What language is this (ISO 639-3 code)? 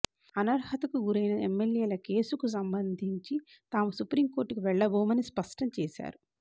tel